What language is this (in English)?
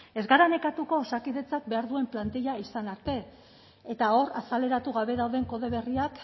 Basque